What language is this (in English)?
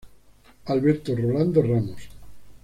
Spanish